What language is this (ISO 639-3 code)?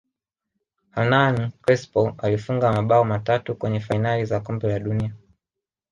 swa